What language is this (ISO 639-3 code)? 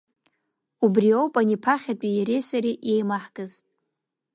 abk